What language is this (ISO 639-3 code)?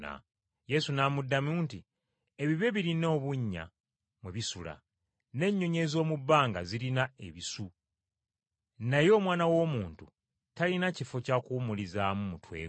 lug